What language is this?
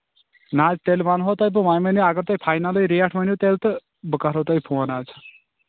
Kashmiri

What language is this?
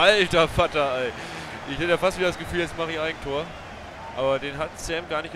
German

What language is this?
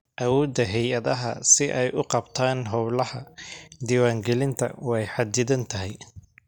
Somali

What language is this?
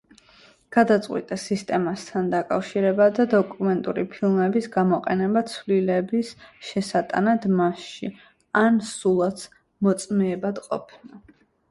Georgian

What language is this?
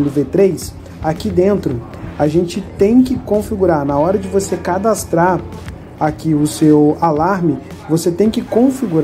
Portuguese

